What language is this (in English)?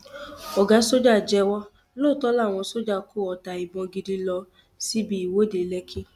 Yoruba